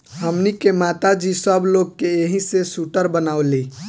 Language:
Bhojpuri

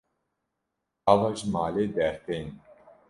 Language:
Kurdish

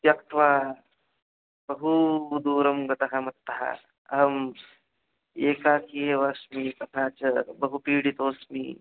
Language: Sanskrit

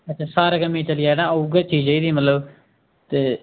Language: Dogri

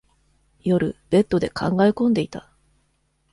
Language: Japanese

